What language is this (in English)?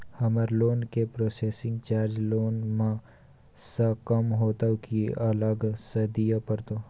Maithili